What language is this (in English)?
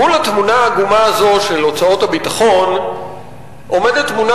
Hebrew